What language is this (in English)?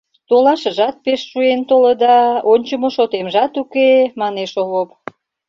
Mari